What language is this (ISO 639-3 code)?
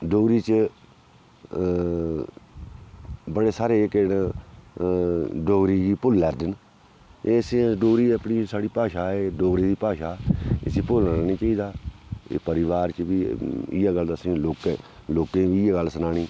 doi